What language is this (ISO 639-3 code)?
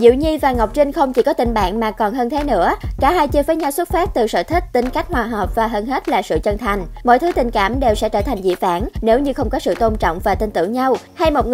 vie